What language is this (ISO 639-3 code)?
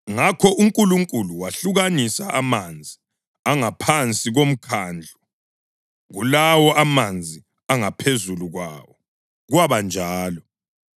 nde